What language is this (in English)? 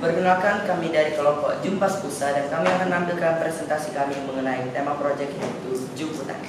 Indonesian